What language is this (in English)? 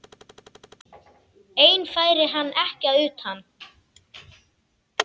Icelandic